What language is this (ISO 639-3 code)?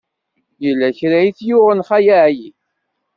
kab